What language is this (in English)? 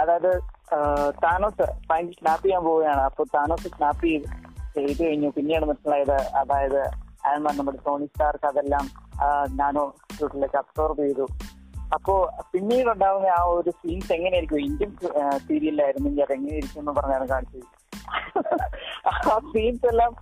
Malayalam